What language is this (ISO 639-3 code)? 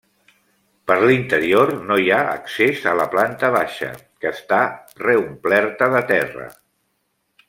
cat